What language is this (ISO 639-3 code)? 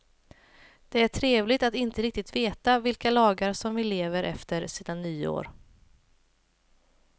swe